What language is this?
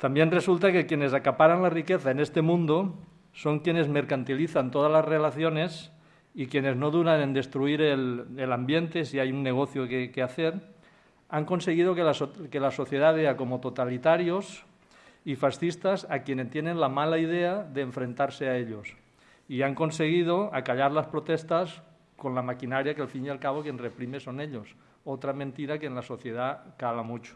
Spanish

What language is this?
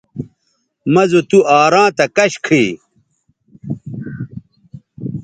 Bateri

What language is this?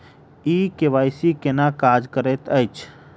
Maithili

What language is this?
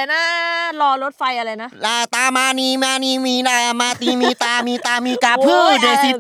Thai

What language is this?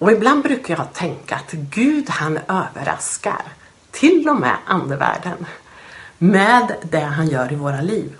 Swedish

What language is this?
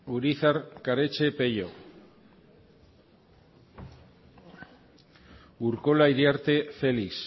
Basque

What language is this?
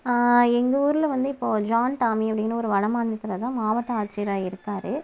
Tamil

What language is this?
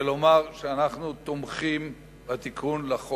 Hebrew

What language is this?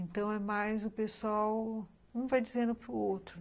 Portuguese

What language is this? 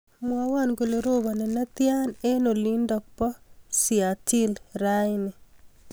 Kalenjin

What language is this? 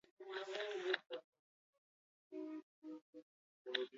Basque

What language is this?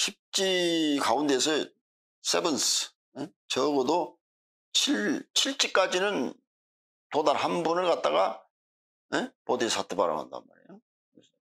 Korean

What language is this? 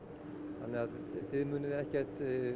Icelandic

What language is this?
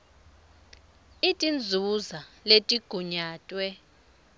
Swati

